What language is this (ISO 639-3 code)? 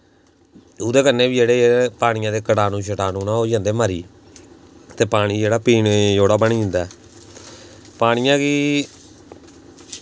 doi